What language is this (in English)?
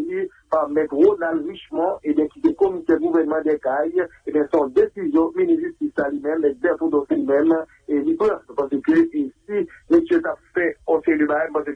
French